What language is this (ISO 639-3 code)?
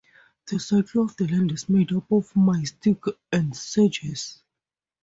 eng